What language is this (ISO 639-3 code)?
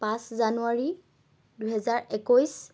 asm